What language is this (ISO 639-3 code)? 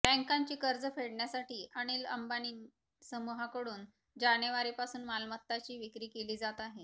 mar